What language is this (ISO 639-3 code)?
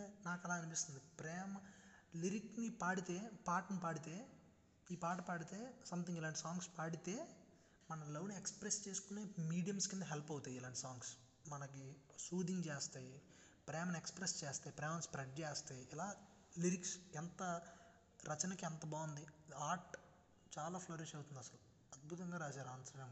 tel